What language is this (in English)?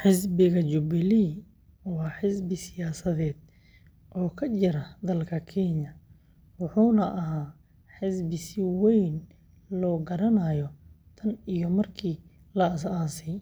Somali